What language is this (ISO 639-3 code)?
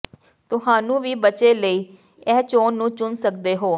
pan